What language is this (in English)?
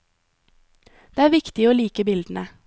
Norwegian